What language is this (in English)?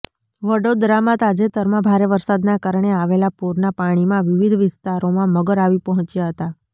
Gujarati